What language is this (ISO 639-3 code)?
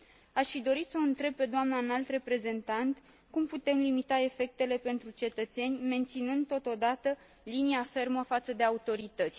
ron